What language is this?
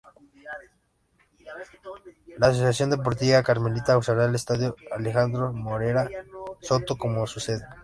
Spanish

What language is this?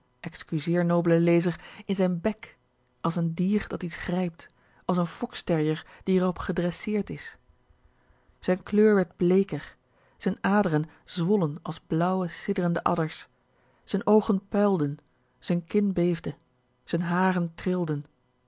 Dutch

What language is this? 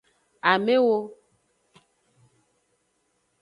Aja (Benin)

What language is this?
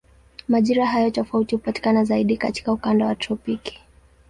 Swahili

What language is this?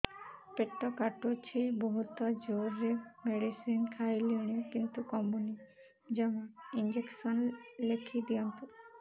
Odia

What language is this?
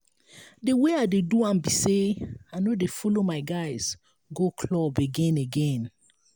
Nigerian Pidgin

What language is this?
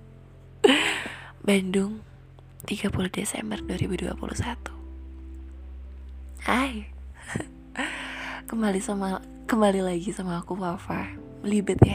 Indonesian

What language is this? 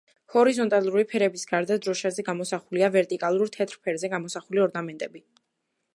Georgian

